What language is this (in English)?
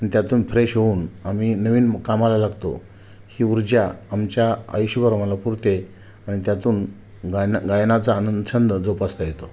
Marathi